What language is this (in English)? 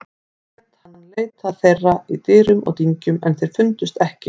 Icelandic